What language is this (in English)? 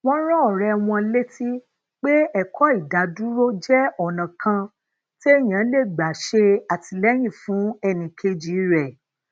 Yoruba